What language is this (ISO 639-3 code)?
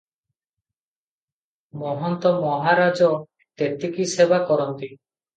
ori